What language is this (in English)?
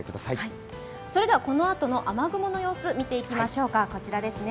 Japanese